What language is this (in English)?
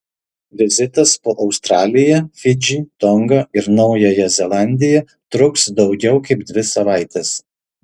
Lithuanian